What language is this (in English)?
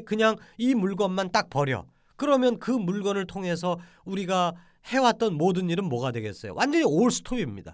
Korean